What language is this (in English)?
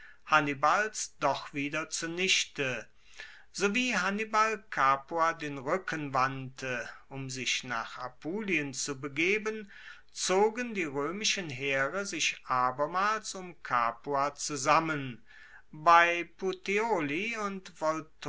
German